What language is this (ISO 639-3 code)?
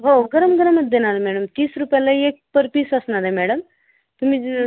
mar